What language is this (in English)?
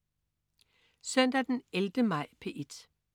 Danish